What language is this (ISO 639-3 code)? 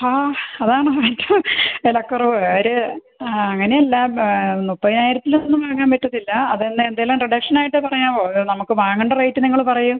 mal